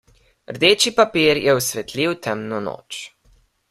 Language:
Slovenian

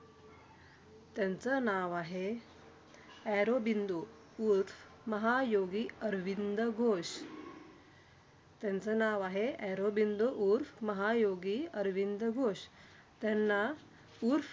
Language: Marathi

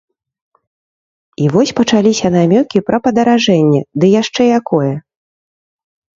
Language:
Belarusian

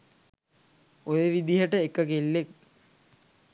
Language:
Sinhala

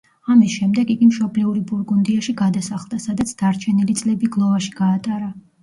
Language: Georgian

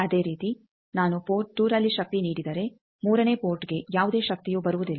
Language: Kannada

